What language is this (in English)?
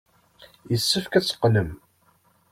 Kabyle